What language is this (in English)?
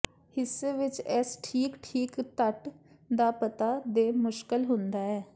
Punjabi